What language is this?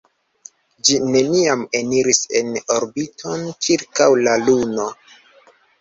Esperanto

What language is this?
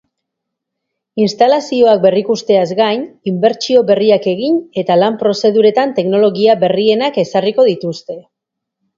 Basque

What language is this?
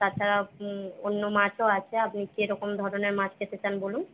Bangla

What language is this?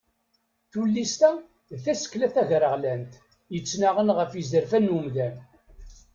Kabyle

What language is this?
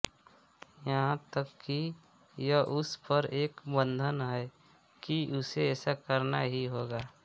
Hindi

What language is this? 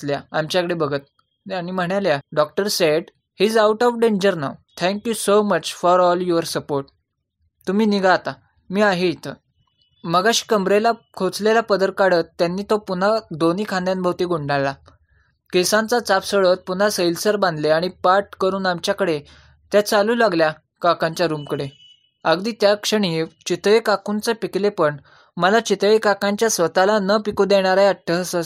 Marathi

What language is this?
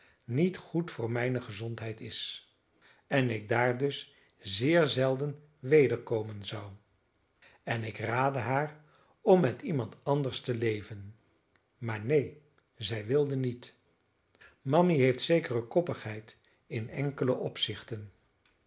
Dutch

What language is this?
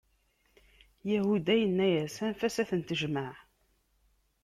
Kabyle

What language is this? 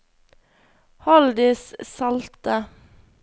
Norwegian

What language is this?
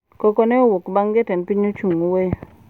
Luo (Kenya and Tanzania)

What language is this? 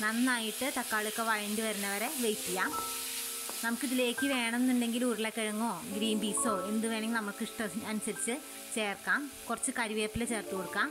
Hindi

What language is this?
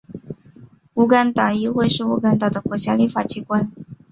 Chinese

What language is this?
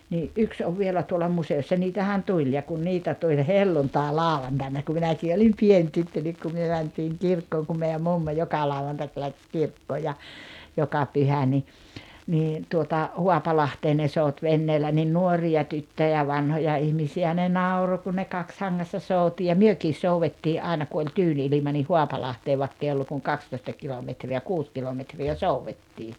Finnish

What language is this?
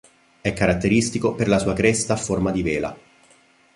Italian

